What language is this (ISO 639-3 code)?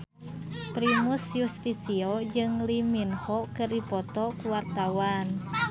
sun